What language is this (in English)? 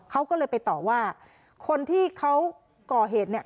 Thai